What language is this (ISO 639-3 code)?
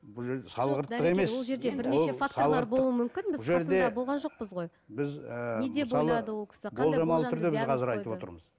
kaz